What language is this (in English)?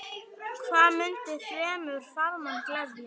Icelandic